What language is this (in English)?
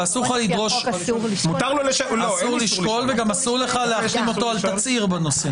Hebrew